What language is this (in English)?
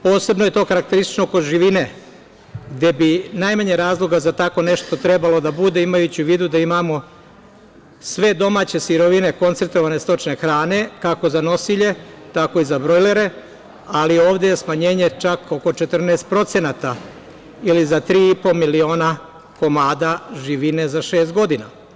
Serbian